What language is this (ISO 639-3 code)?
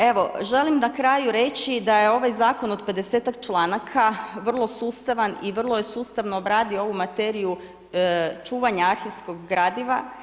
hrv